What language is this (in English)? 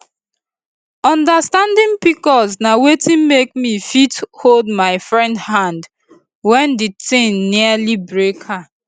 Nigerian Pidgin